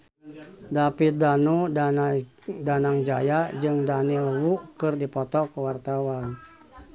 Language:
Sundanese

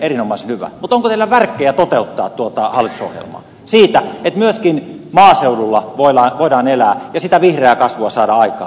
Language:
Finnish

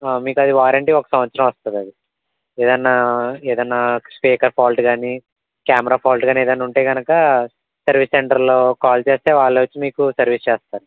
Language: Telugu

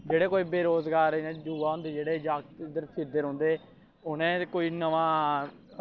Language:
Dogri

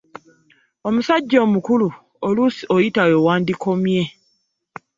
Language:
Ganda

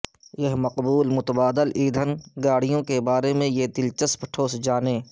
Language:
Urdu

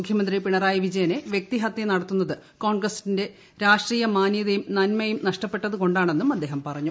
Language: Malayalam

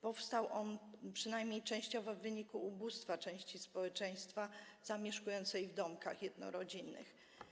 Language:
Polish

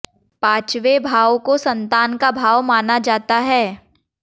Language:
Hindi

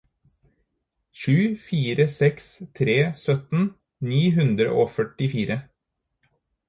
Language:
Norwegian Bokmål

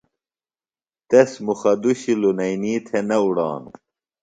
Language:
Phalura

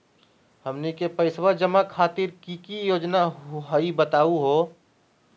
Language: Magahi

